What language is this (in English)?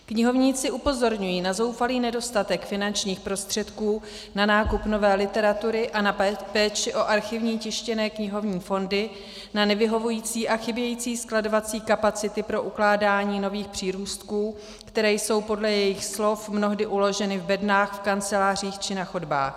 Czech